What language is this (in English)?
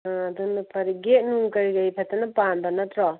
Manipuri